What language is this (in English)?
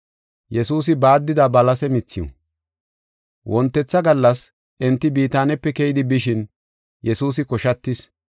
Gofa